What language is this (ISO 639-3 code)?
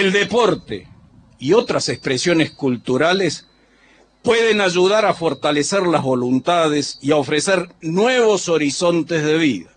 spa